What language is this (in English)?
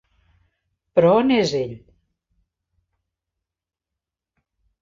Catalan